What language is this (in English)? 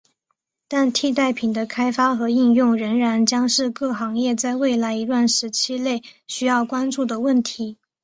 Chinese